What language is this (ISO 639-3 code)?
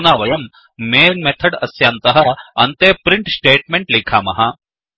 san